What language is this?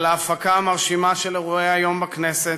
Hebrew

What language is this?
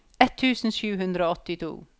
Norwegian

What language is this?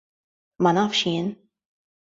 Maltese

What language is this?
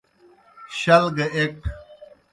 Kohistani Shina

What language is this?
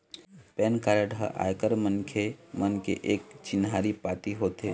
Chhattisgarhi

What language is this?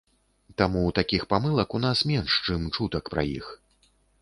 Belarusian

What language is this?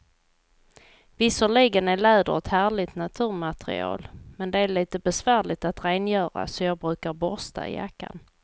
Swedish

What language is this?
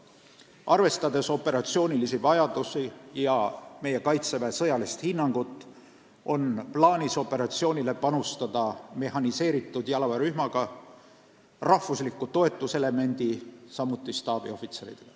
Estonian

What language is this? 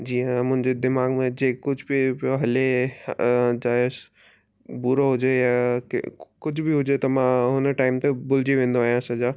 Sindhi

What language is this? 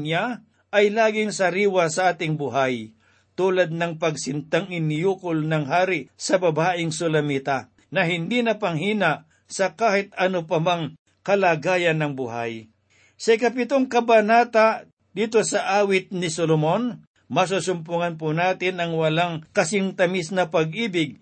Filipino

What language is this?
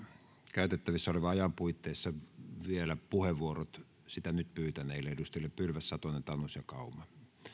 Finnish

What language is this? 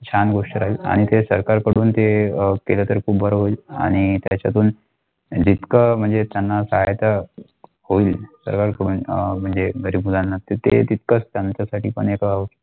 Marathi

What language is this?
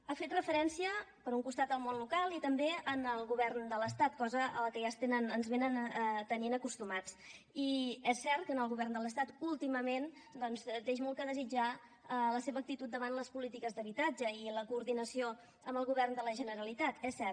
Catalan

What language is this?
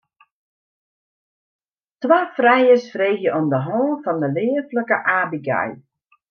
Western Frisian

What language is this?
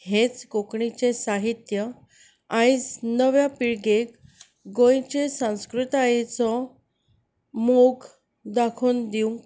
Konkani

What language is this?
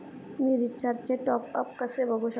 Marathi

